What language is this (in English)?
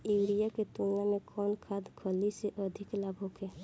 Bhojpuri